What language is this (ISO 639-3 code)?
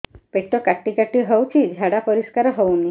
ori